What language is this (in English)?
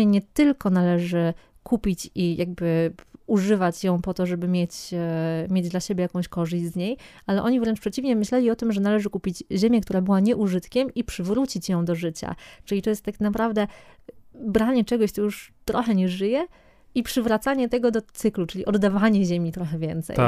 Polish